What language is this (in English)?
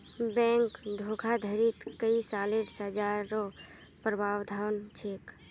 Magahi